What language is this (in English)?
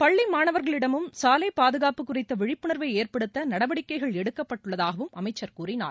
Tamil